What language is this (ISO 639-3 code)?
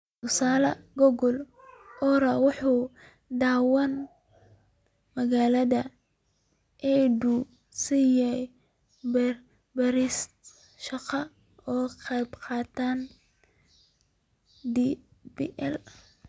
som